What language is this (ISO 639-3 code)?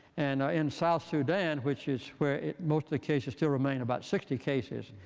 eng